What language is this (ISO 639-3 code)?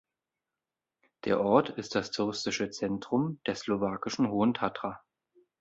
deu